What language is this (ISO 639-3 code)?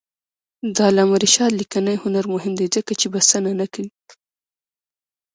pus